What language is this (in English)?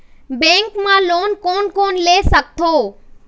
Chhattisgarhi